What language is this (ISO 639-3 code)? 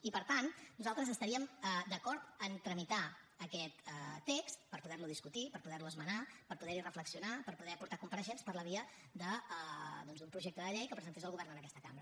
cat